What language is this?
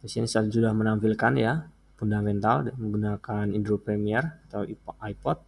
Indonesian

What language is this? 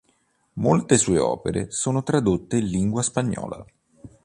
Italian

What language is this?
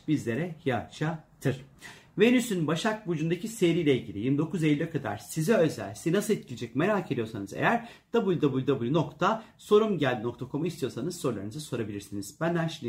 Turkish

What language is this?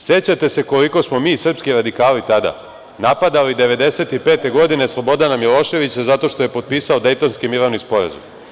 Serbian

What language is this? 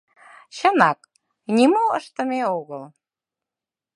Mari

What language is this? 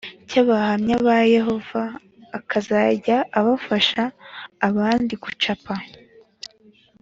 Kinyarwanda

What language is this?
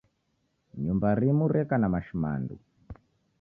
Taita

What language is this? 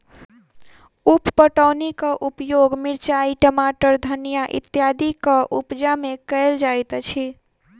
Maithili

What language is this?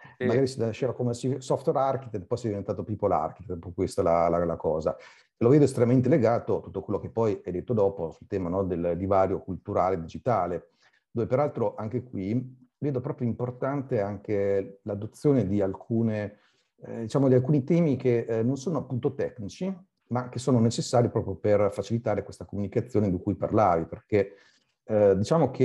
Italian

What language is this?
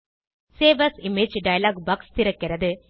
Tamil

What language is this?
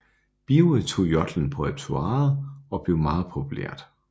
Danish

